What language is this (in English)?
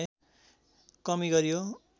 Nepali